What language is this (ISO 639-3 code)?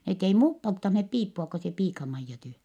fin